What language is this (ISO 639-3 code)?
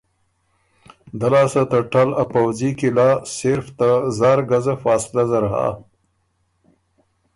oru